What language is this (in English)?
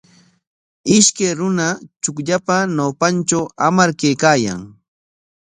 Corongo Ancash Quechua